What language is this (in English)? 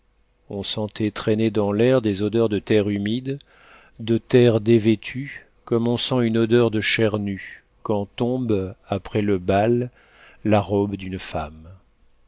French